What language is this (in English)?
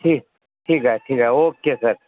Marathi